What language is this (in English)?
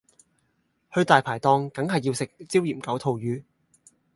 Cantonese